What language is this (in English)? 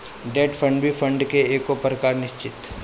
Bhojpuri